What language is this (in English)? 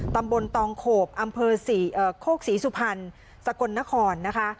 Thai